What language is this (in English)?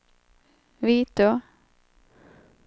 Swedish